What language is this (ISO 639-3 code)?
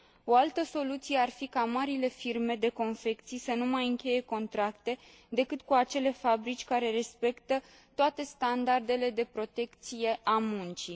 ron